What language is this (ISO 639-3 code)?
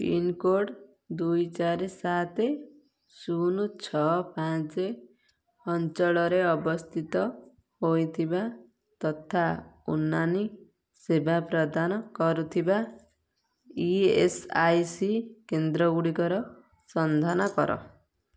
ori